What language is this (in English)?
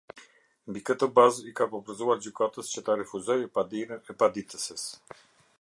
Albanian